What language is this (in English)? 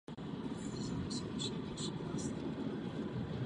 Czech